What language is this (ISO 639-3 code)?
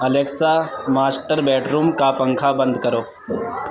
urd